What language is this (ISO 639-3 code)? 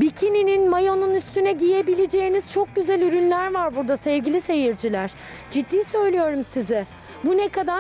tur